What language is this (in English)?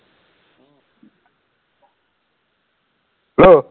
Assamese